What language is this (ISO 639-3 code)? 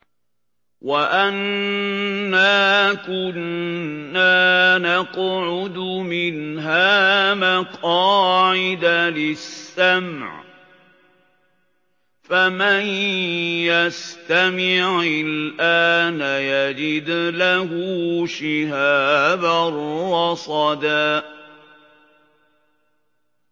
ara